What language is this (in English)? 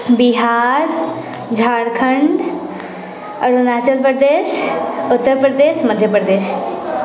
Maithili